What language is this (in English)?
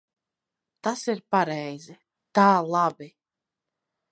Latvian